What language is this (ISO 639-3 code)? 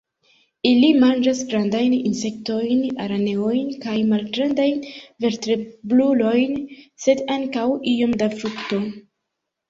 epo